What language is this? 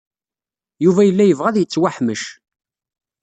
Kabyle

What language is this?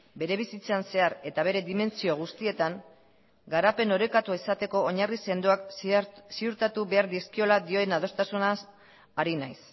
Basque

